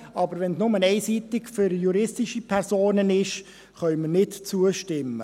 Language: Swiss German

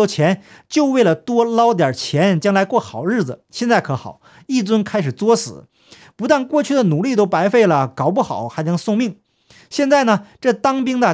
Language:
Chinese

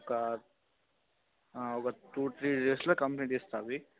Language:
Telugu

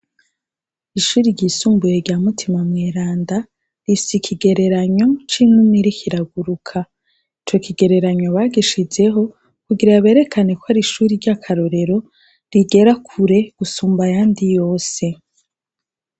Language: Rundi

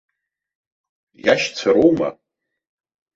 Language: Abkhazian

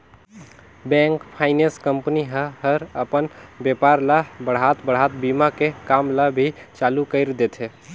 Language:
Chhattisgarhi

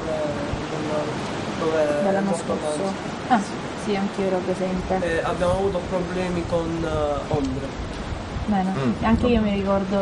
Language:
Italian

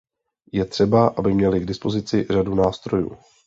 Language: Czech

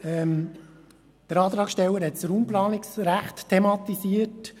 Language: Swiss German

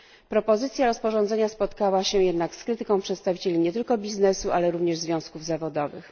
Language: Polish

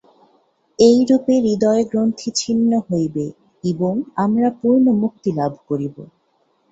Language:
Bangla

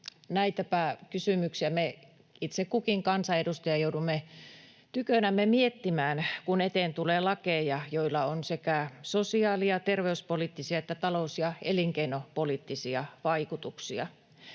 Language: Finnish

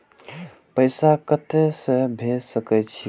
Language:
Maithili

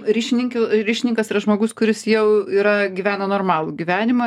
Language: Lithuanian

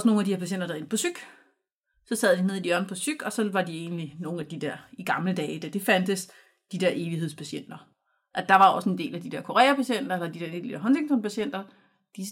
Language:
Danish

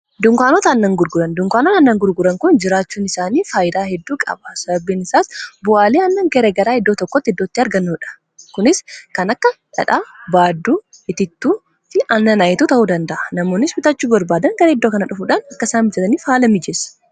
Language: Oromo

